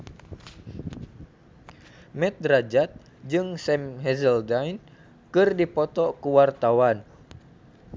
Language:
Sundanese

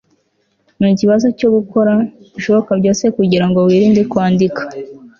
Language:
Kinyarwanda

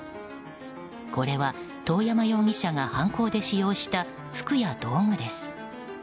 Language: Japanese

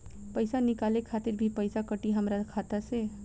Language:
Bhojpuri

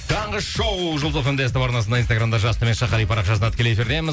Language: Kazakh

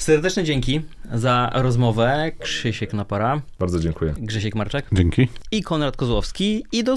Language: Polish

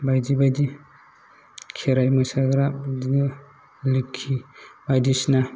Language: Bodo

